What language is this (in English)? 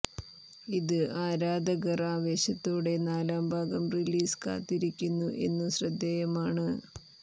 Malayalam